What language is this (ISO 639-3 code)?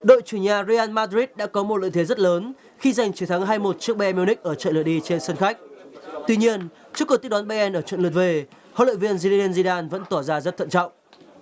vie